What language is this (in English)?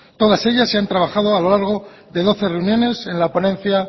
Spanish